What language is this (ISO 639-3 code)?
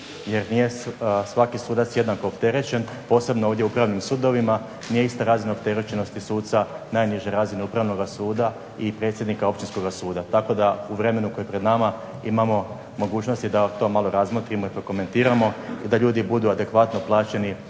hrv